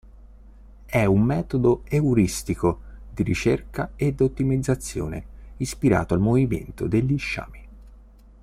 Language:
Italian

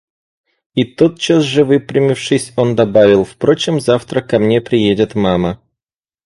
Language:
Russian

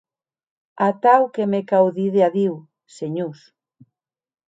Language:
Occitan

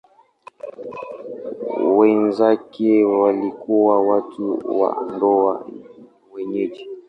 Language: Swahili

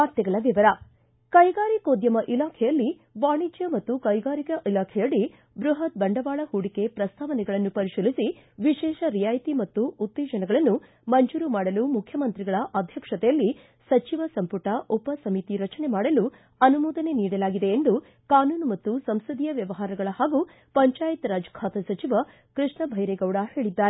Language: Kannada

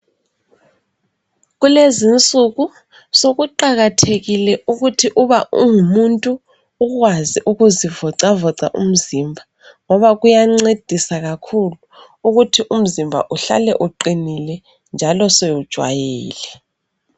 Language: North Ndebele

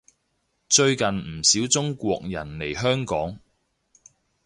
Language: Cantonese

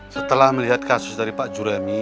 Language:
Indonesian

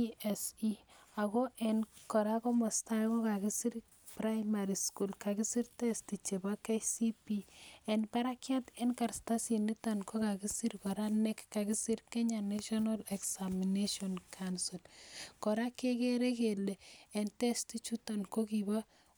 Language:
Kalenjin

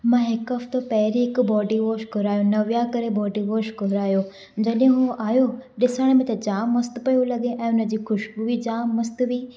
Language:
Sindhi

